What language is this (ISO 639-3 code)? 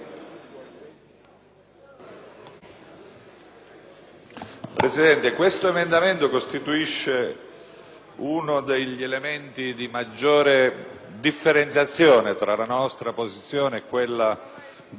ita